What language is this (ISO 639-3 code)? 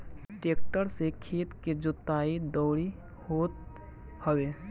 bho